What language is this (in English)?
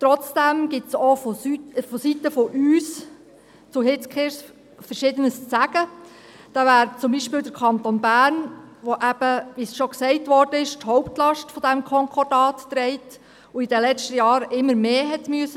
Swiss German